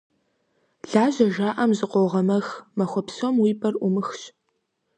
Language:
Kabardian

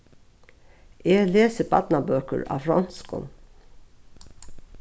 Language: Faroese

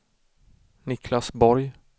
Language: Swedish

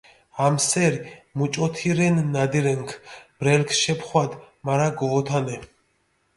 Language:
Mingrelian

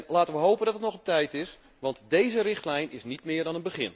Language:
Dutch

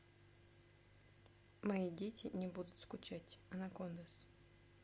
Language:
Russian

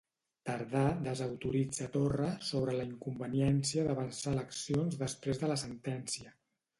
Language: Catalan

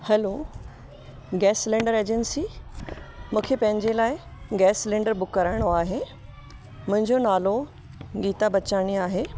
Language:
Sindhi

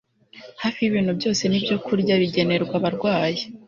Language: Kinyarwanda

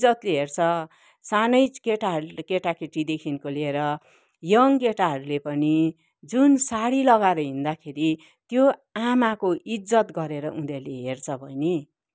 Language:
Nepali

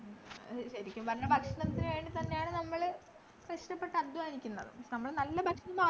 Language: Malayalam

